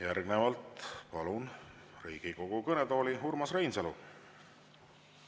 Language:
Estonian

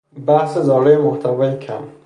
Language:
Persian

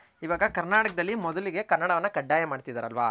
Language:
Kannada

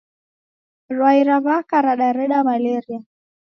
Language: Taita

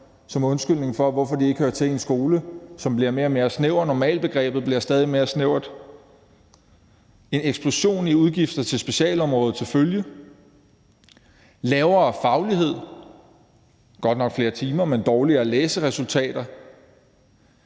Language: Danish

